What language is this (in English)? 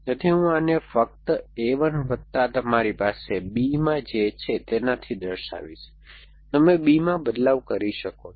Gujarati